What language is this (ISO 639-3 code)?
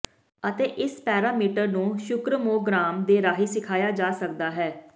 pan